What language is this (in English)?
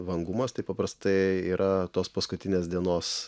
Lithuanian